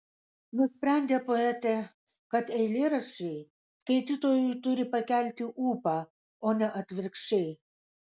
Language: Lithuanian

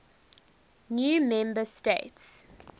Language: English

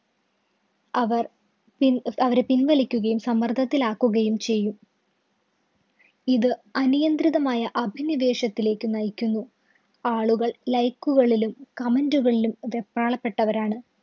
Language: Malayalam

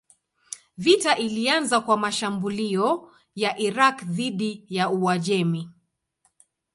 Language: Swahili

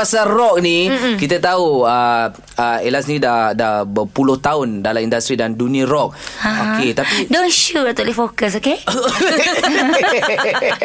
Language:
Malay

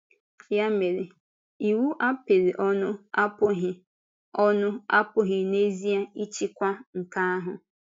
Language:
Igbo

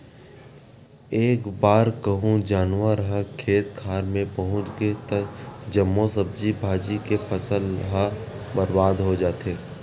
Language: Chhattisgarhi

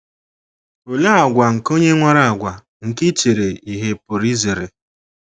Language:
Igbo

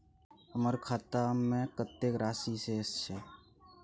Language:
Maithili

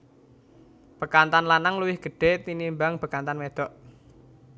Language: Javanese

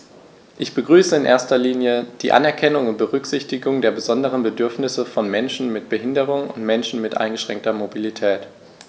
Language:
German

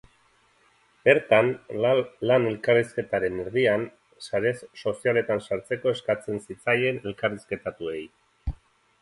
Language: Basque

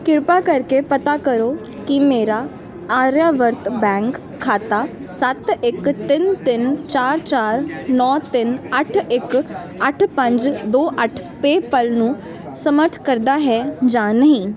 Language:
Punjabi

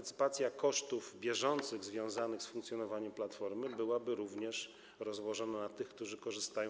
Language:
Polish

